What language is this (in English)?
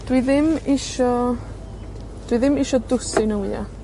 Welsh